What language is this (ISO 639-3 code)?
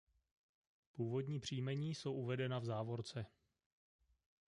ces